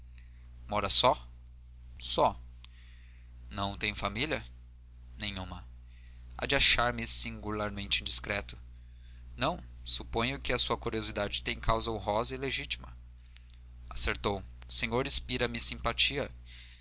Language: Portuguese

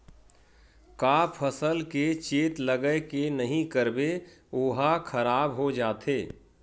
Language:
Chhattisgarhi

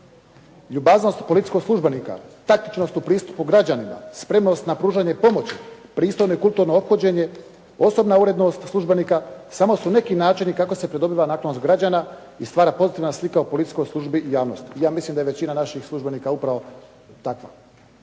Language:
Croatian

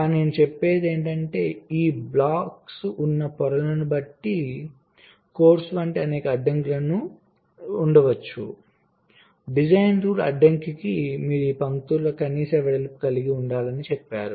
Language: Telugu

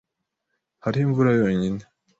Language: Kinyarwanda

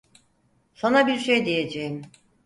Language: Turkish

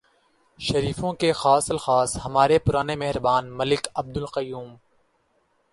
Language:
Urdu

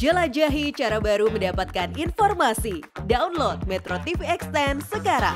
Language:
Indonesian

